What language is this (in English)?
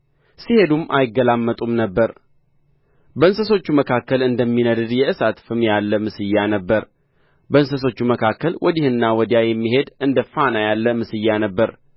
Amharic